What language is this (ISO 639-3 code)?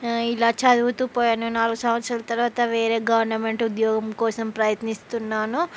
tel